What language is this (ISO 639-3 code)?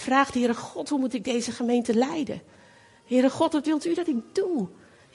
nld